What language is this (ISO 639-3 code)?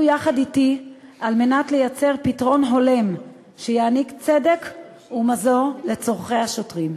heb